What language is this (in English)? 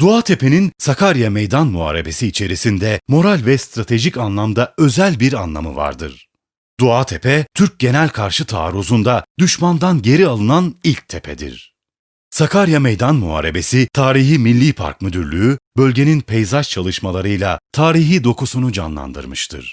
Turkish